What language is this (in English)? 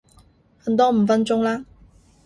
Cantonese